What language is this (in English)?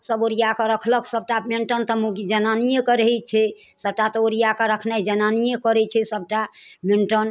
Maithili